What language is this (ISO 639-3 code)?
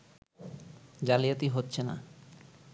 ben